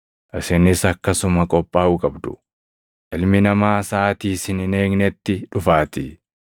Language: Oromo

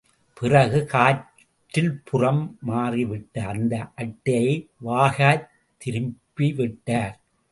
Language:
Tamil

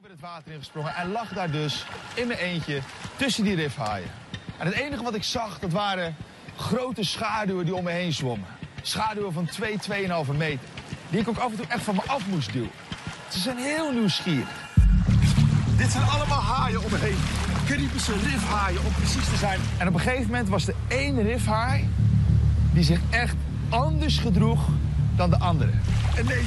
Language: Dutch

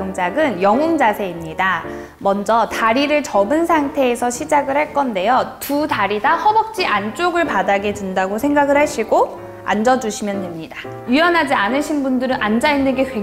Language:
Korean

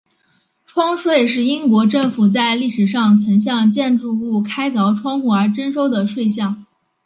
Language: Chinese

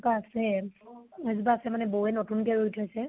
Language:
Assamese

